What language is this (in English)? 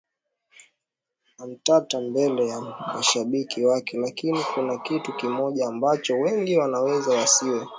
Swahili